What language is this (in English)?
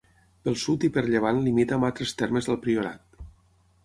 Catalan